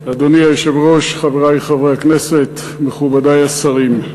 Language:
Hebrew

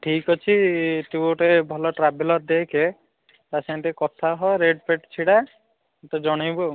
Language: Odia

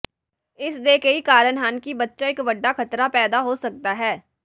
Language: Punjabi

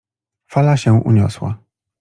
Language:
Polish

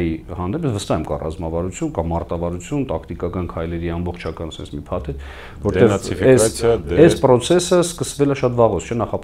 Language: Romanian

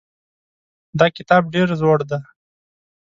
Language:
Pashto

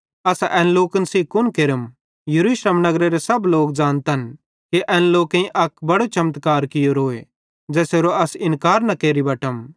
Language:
Bhadrawahi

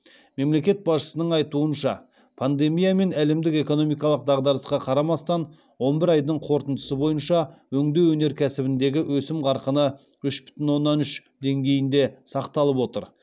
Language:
Kazakh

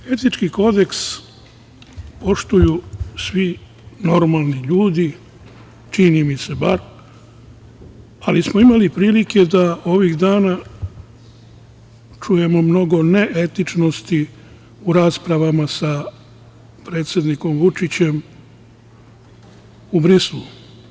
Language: Serbian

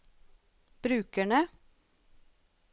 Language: Norwegian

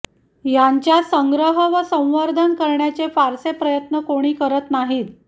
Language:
Marathi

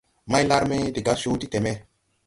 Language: Tupuri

